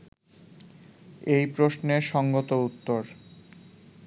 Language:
Bangla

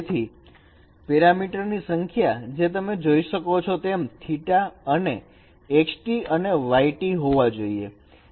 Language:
Gujarati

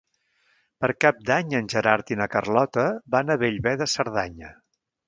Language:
Catalan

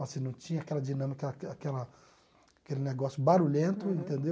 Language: Portuguese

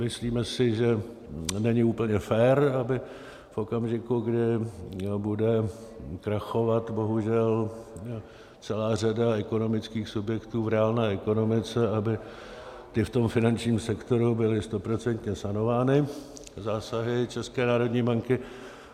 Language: Czech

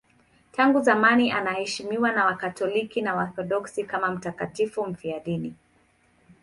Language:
Swahili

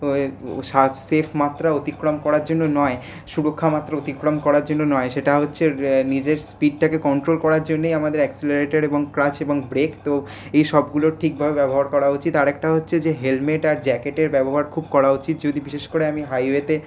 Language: Bangla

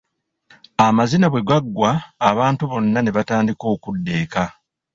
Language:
Ganda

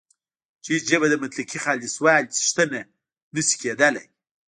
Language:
Pashto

